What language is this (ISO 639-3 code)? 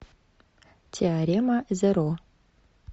rus